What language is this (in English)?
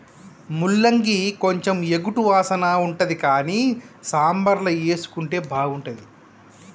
Telugu